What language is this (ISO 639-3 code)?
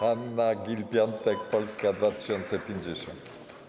pol